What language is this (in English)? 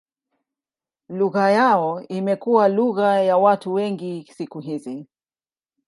Swahili